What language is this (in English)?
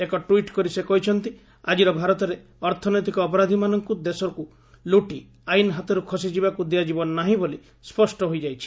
Odia